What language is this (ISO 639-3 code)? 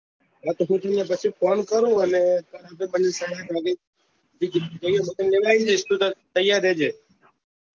guj